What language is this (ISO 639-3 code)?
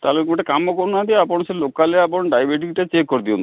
ori